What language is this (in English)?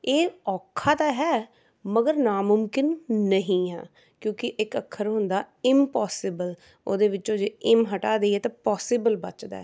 Punjabi